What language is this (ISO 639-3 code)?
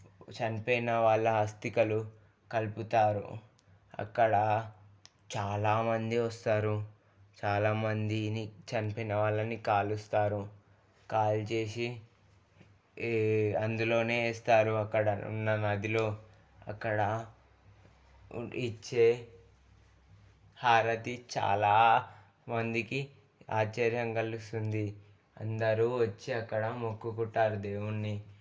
tel